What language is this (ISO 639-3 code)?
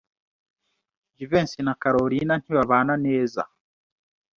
kin